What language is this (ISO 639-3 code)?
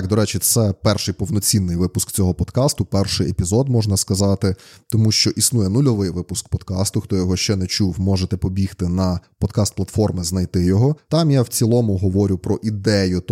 ukr